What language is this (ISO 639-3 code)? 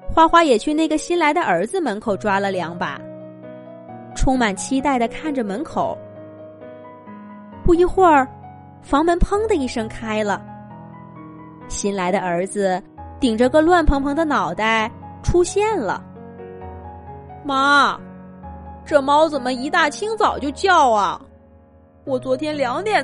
zho